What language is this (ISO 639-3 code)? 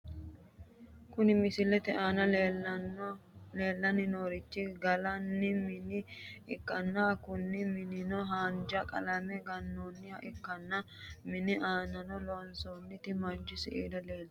sid